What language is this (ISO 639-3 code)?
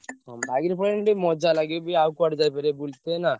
ori